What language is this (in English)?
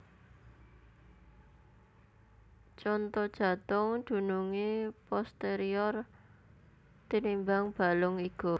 Javanese